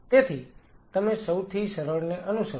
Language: Gujarati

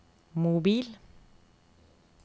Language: Norwegian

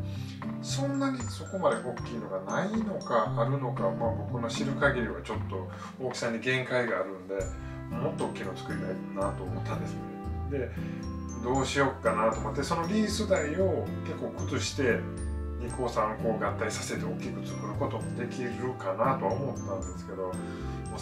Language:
Japanese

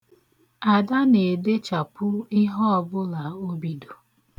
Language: Igbo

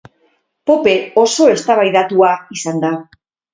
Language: Basque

